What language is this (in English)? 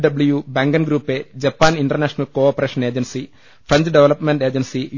Malayalam